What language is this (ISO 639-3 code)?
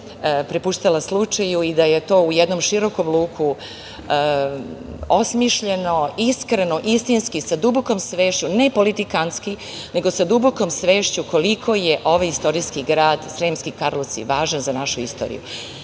srp